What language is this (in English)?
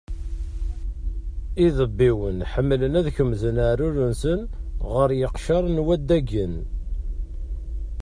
Kabyle